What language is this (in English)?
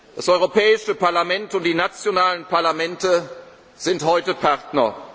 German